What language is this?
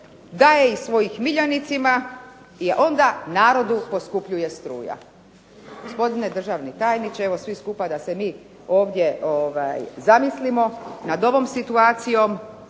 Croatian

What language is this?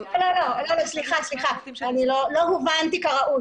Hebrew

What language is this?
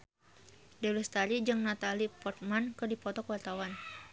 Sundanese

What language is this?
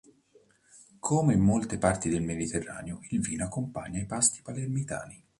Italian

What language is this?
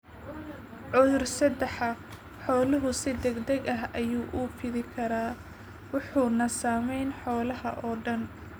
Somali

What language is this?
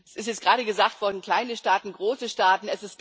German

